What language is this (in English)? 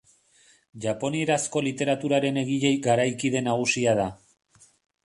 Basque